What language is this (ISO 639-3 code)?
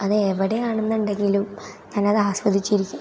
mal